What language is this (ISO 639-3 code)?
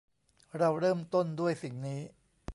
tha